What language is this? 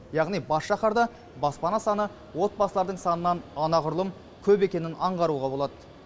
Kazakh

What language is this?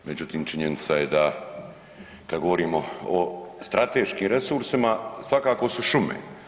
Croatian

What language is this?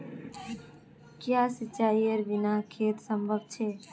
Magahi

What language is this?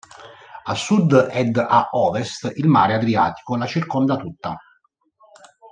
Italian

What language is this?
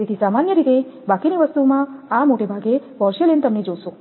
Gujarati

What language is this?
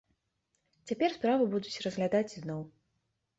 Belarusian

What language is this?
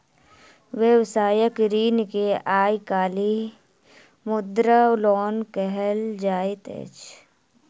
Maithili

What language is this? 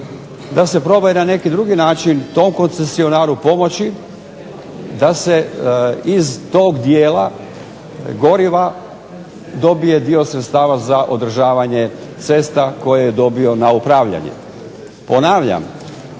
Croatian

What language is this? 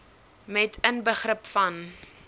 Afrikaans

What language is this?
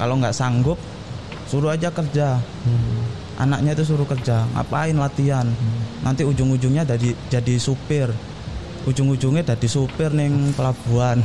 Indonesian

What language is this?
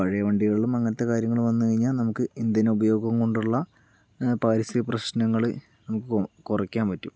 Malayalam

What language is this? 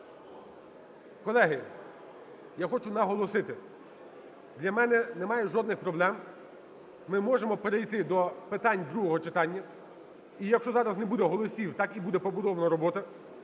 Ukrainian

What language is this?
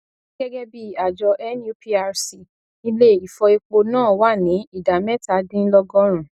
Yoruba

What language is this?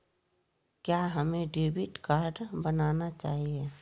Magahi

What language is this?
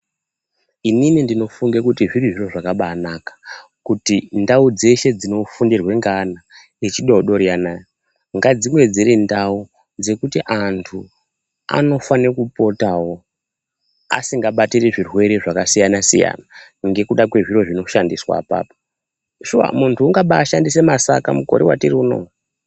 Ndau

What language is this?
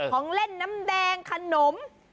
Thai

